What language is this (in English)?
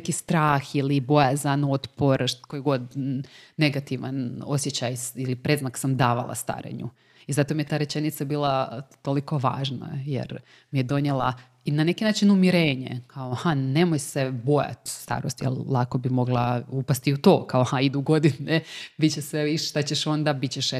Croatian